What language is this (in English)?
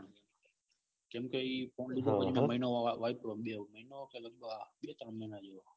Gujarati